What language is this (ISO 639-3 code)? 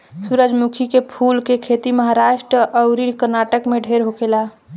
bho